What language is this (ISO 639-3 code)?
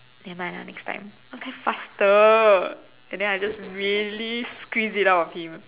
eng